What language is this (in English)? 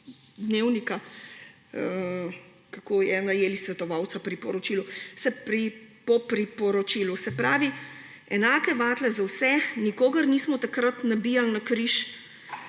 Slovenian